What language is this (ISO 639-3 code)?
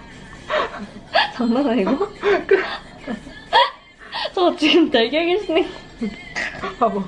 kor